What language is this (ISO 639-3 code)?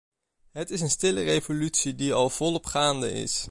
nld